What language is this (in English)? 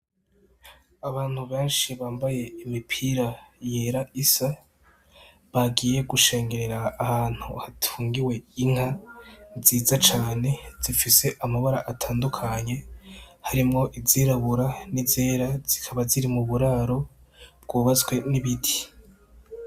Rundi